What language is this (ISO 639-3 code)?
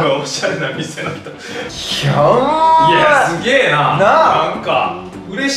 jpn